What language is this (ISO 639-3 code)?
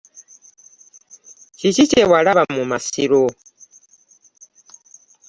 lug